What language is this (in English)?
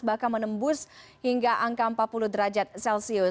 Indonesian